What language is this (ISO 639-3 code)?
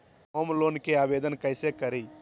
mag